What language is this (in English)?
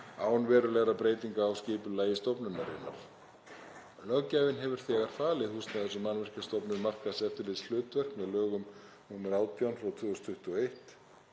Icelandic